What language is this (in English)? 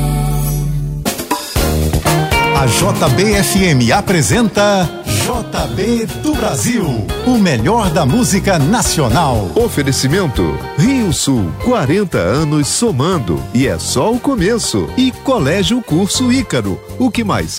Portuguese